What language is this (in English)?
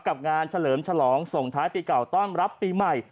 Thai